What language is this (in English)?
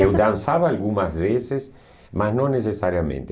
Portuguese